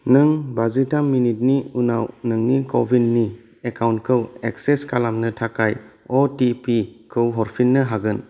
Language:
Bodo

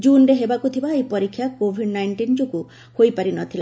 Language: Odia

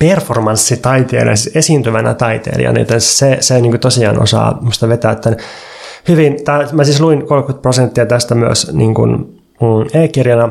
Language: Finnish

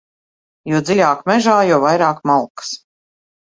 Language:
Latvian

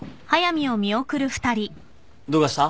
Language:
Japanese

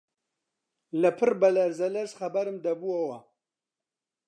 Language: Central Kurdish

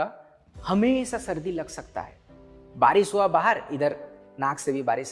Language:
Hindi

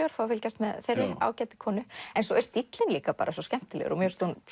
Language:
Icelandic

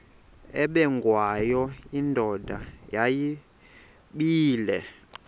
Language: Xhosa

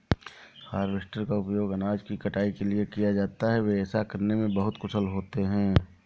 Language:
Hindi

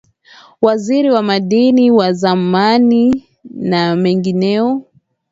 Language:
Swahili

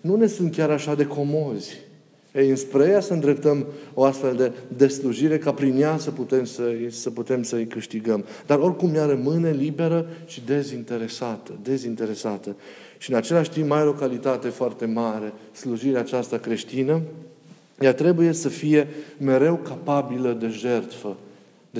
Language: Romanian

